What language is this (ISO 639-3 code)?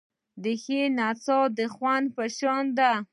pus